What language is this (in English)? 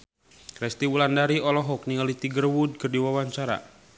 Sundanese